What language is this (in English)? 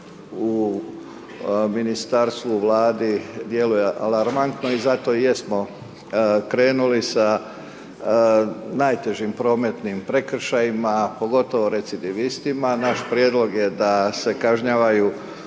Croatian